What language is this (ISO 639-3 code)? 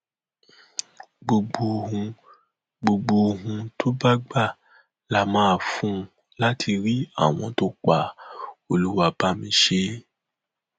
yor